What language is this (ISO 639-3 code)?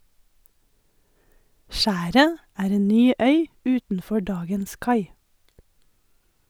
nor